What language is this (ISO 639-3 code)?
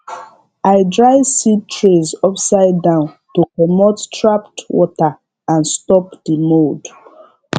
pcm